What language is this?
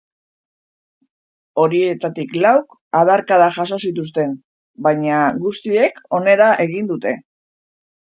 Basque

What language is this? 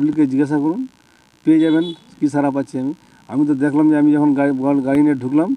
Turkish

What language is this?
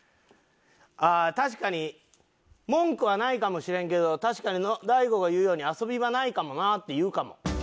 Japanese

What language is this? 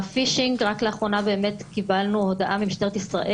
Hebrew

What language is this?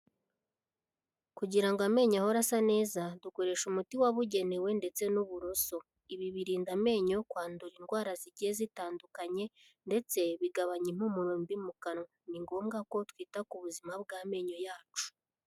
Kinyarwanda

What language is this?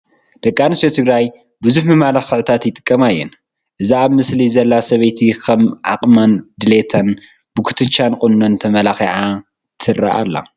Tigrinya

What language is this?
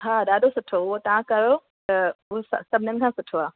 Sindhi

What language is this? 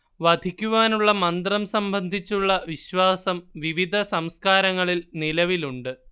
Malayalam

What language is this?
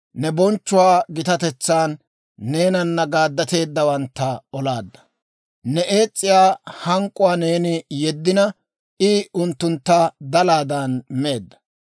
Dawro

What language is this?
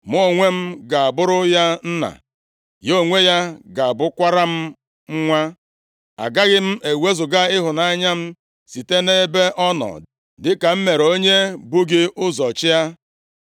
Igbo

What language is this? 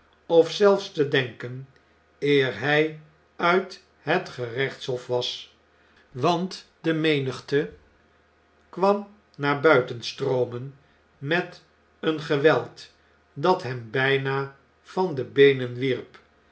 Dutch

